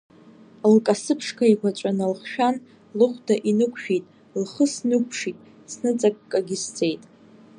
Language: Abkhazian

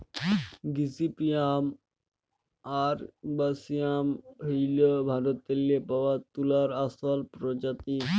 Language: Bangla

